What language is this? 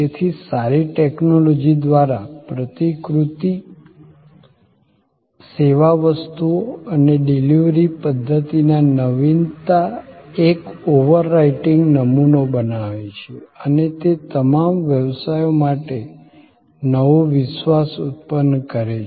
Gujarati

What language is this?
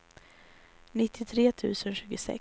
Swedish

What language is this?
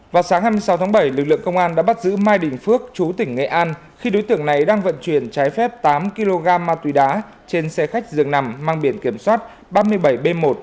Vietnamese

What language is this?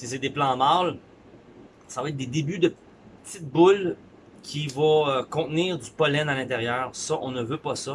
French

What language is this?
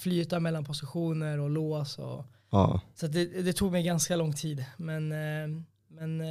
Swedish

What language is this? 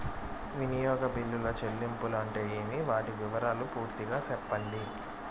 Telugu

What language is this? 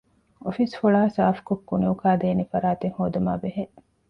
Divehi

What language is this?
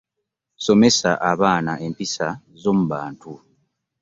Ganda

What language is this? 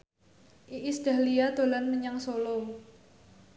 Javanese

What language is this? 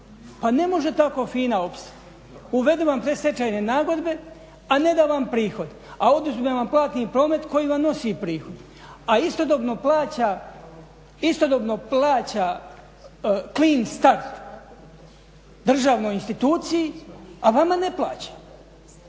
Croatian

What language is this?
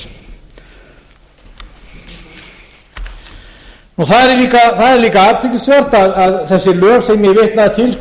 Icelandic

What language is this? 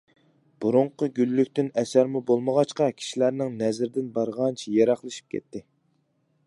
Uyghur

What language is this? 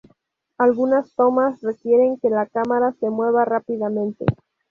Spanish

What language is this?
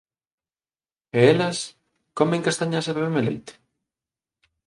Galician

